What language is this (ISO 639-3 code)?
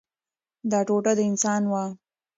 pus